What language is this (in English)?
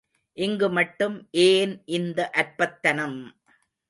Tamil